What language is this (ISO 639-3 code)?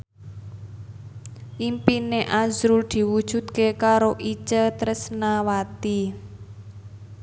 jav